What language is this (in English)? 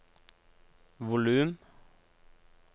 Norwegian